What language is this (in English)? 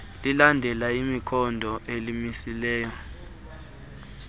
Xhosa